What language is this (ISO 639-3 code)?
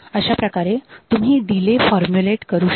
mar